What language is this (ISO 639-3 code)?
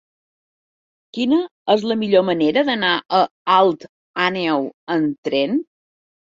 cat